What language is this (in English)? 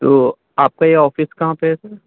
Urdu